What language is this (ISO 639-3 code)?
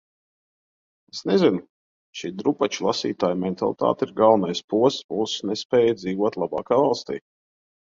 lav